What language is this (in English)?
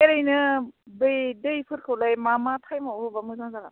Bodo